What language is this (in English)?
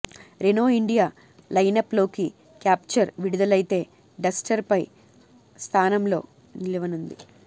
Telugu